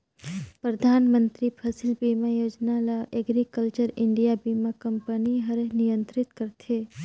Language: Chhattisgarhi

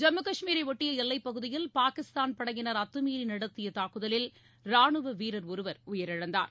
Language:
Tamil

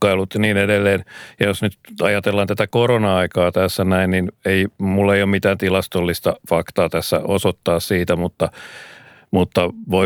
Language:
Finnish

